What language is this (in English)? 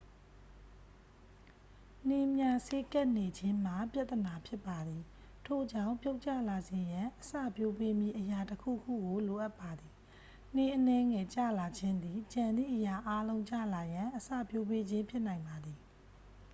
Burmese